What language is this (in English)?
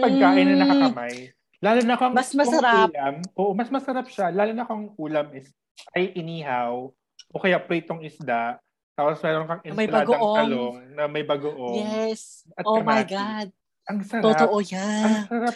Filipino